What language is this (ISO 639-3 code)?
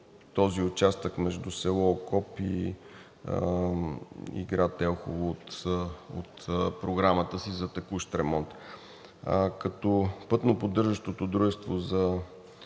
bul